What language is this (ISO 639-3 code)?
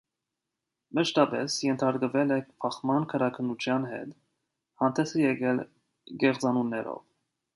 hye